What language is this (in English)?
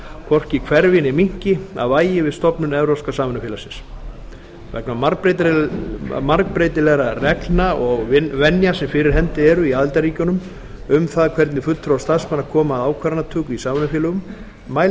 Icelandic